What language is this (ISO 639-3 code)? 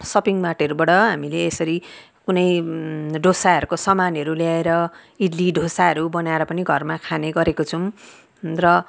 nep